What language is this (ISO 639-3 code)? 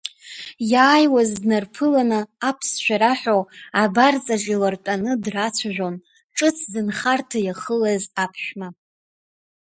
abk